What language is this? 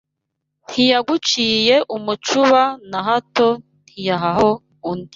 Kinyarwanda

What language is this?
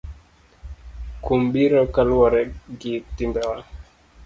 Luo (Kenya and Tanzania)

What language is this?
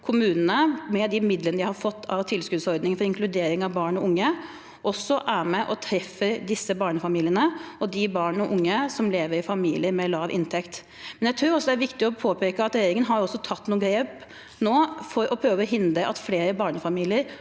Norwegian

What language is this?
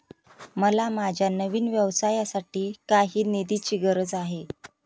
Marathi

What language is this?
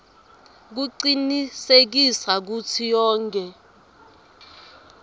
Swati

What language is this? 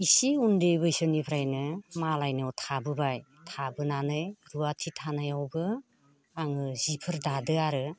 Bodo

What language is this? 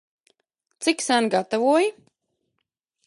Latvian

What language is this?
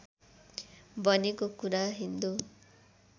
Nepali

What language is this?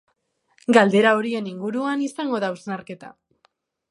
Basque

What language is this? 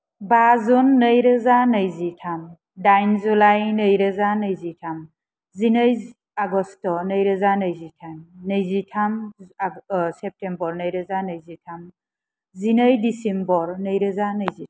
Bodo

